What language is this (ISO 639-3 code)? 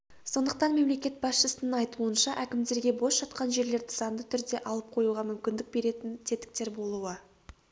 kaz